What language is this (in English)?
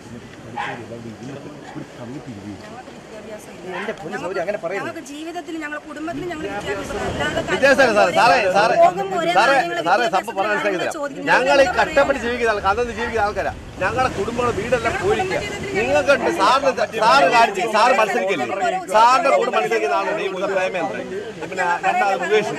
Malayalam